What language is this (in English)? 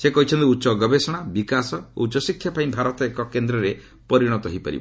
Odia